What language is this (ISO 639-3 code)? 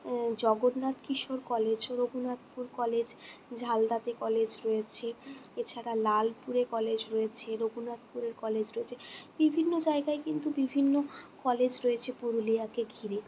ben